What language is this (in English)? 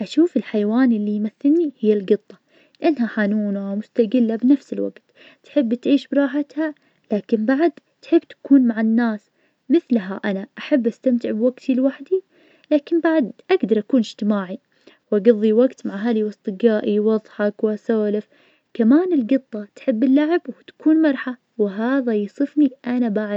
Najdi Arabic